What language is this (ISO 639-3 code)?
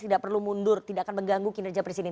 ind